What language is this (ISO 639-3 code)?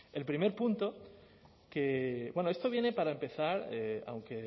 spa